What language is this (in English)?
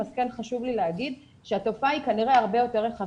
Hebrew